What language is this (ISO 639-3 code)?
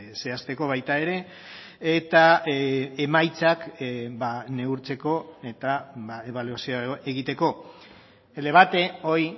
eus